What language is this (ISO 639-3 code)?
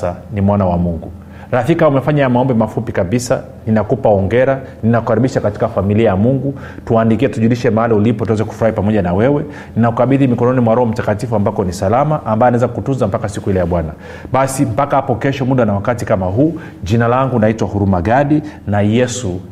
swa